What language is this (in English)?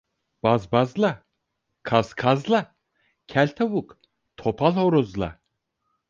Turkish